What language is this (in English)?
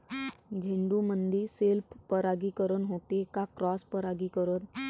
Marathi